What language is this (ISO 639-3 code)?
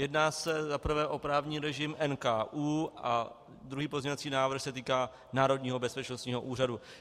ces